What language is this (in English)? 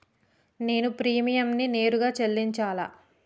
Telugu